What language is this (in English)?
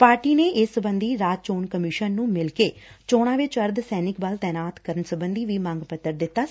Punjabi